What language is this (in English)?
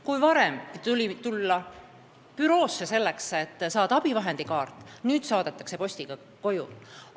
Estonian